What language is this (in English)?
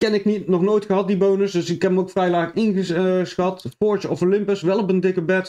Dutch